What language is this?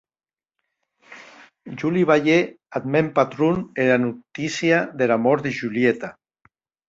Occitan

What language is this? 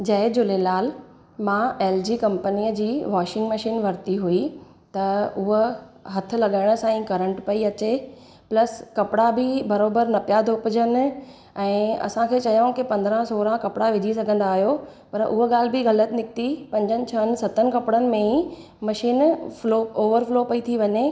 Sindhi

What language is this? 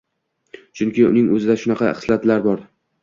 Uzbek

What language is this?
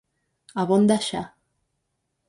Galician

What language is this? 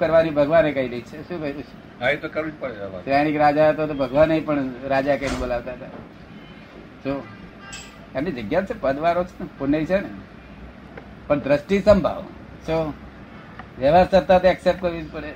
Gujarati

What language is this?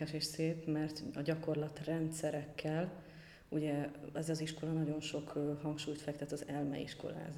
Hungarian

